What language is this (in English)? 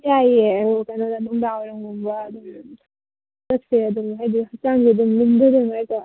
Manipuri